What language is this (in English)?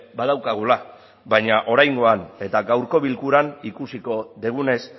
Basque